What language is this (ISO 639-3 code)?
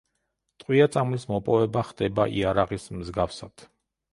kat